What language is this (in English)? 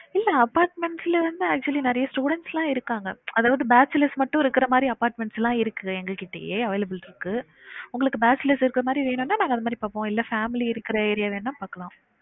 Tamil